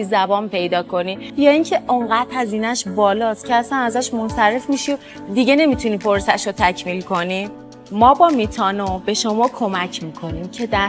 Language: Persian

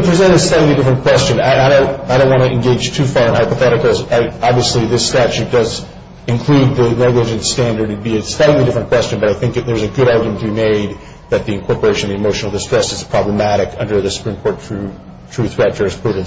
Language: English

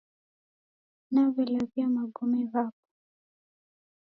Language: Taita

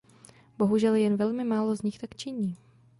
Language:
Czech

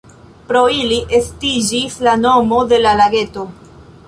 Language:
Esperanto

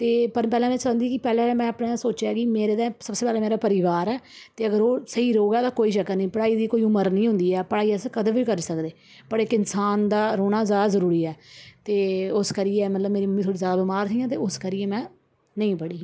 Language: Dogri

